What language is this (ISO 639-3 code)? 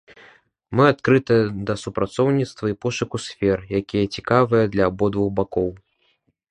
bel